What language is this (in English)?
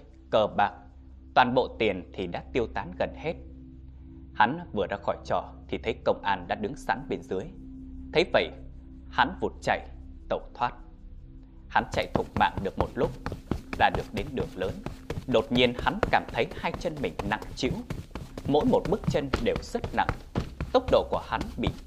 Vietnamese